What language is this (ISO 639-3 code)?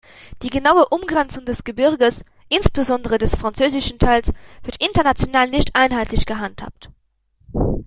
deu